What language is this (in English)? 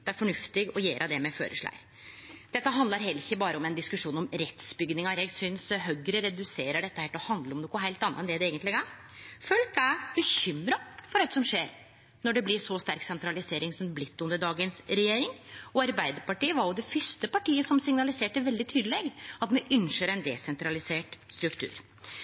Norwegian Nynorsk